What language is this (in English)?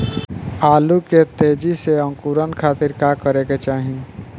Bhojpuri